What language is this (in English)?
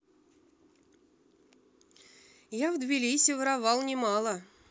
Russian